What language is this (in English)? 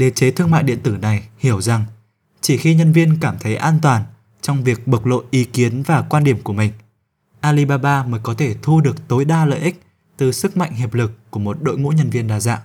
Vietnamese